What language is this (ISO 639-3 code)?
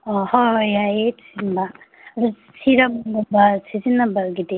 mni